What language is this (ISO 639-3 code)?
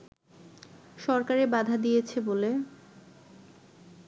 ben